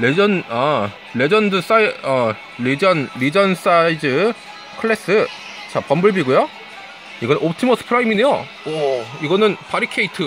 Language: Korean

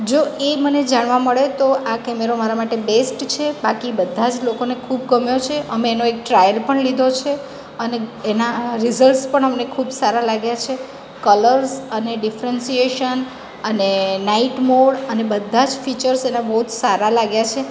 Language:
Gujarati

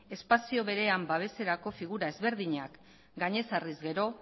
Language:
Basque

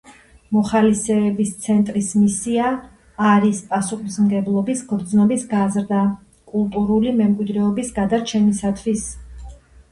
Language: Georgian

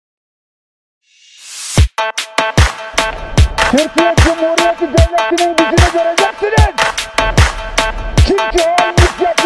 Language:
Turkish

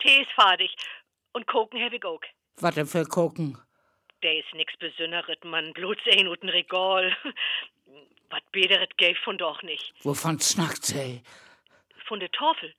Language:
German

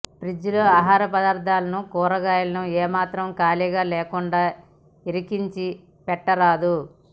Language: Telugu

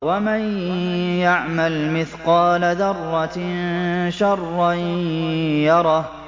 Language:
Arabic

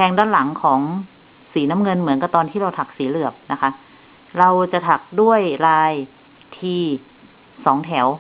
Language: Thai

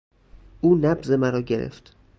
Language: Persian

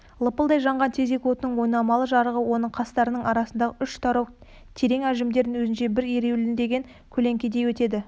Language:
Kazakh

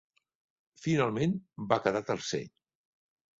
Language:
Catalan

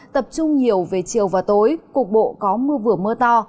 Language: Vietnamese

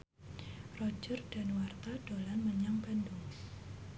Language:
Javanese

